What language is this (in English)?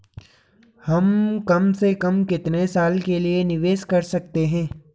Hindi